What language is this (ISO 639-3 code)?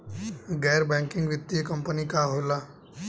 bho